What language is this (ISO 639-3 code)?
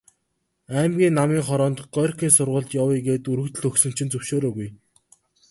mon